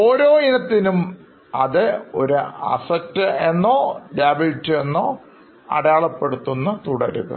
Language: Malayalam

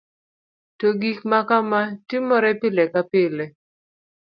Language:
Luo (Kenya and Tanzania)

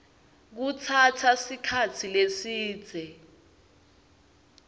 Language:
Swati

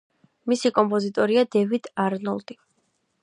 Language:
Georgian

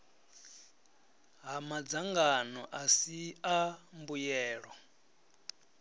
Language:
Venda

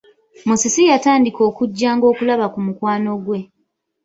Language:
Ganda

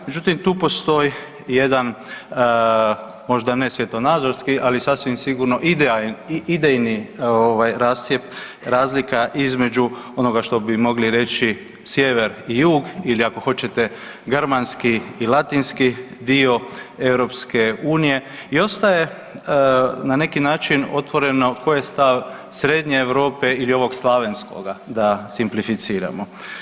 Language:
Croatian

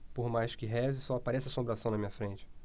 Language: Portuguese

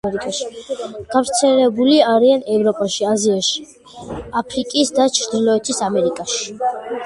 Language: Georgian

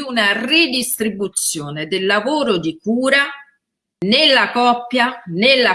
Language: Italian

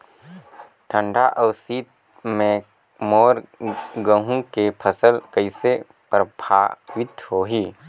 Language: Chhattisgarhi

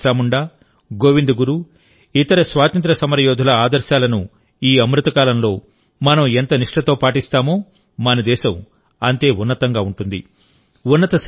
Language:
Telugu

